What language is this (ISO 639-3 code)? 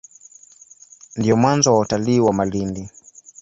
swa